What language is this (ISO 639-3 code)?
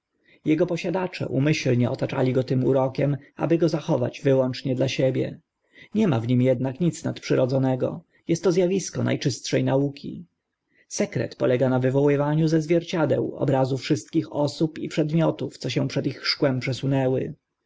pol